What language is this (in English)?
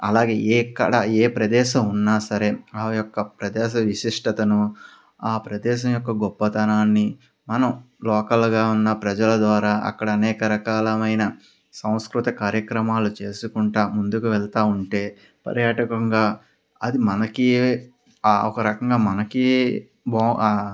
Telugu